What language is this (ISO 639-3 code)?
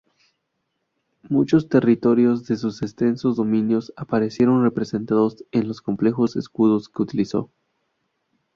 spa